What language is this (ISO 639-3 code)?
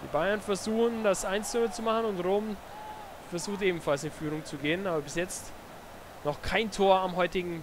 deu